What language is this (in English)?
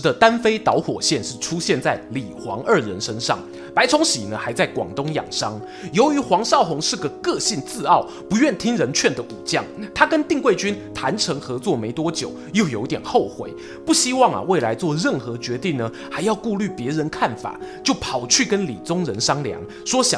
Chinese